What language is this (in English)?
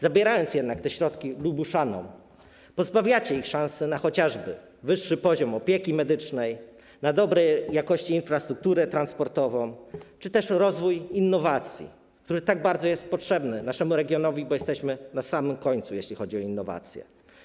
Polish